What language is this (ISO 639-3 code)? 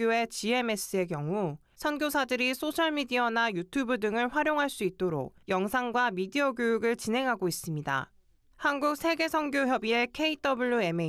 kor